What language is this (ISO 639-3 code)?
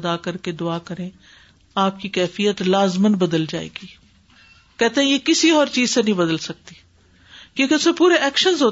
urd